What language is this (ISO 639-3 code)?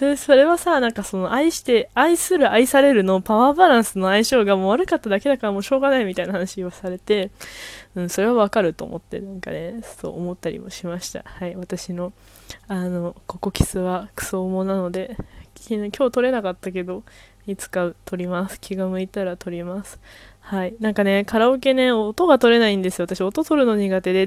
jpn